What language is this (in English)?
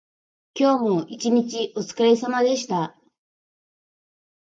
Japanese